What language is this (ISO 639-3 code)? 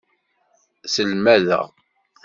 kab